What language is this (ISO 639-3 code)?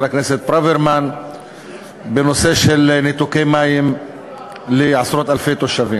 heb